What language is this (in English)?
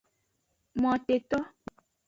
Aja (Benin)